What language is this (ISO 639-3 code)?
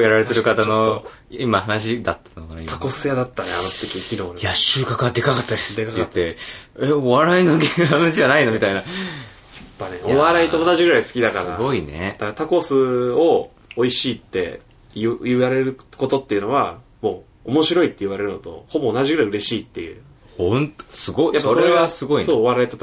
jpn